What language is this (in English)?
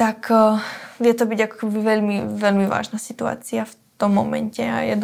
Slovak